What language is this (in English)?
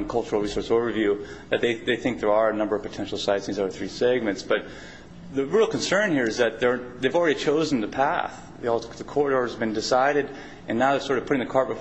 English